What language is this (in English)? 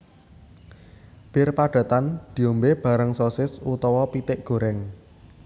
Javanese